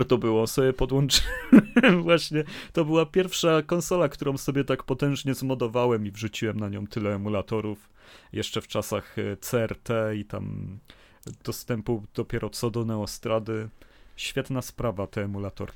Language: Polish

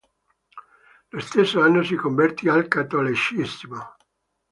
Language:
Italian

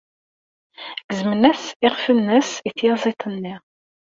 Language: Kabyle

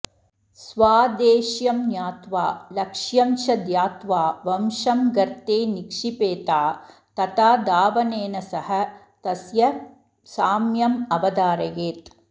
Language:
Sanskrit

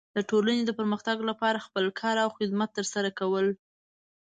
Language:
Pashto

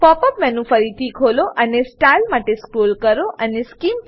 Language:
Gujarati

